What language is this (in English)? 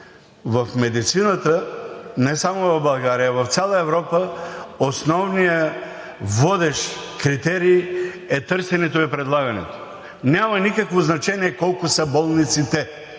Bulgarian